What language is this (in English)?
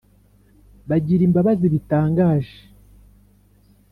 Kinyarwanda